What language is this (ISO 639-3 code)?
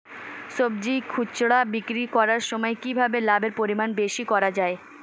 ben